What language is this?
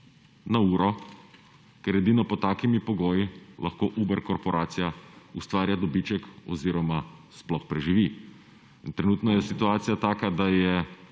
Slovenian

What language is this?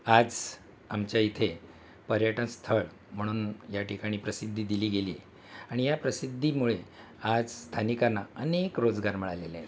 Marathi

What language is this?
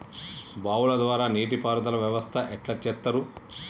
Telugu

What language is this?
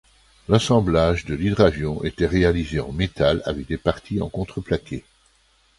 French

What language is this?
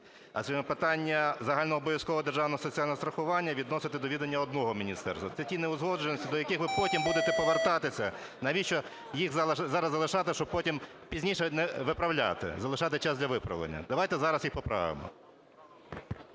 Ukrainian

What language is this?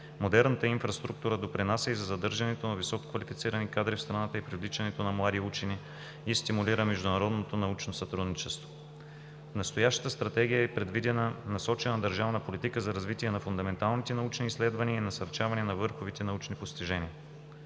Bulgarian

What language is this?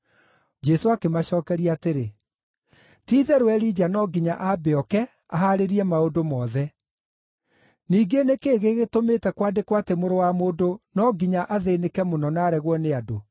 Kikuyu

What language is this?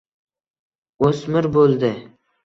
Uzbek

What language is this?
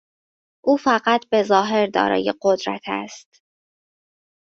Persian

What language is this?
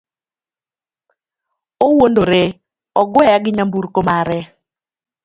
Luo (Kenya and Tanzania)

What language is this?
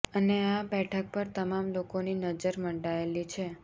Gujarati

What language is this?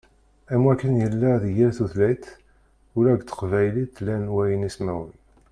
Kabyle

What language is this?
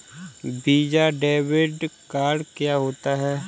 Hindi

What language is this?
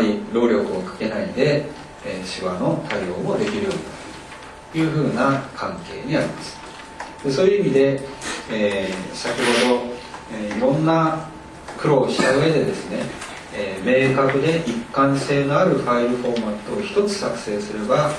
Japanese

